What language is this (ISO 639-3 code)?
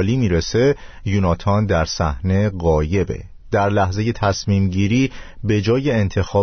fas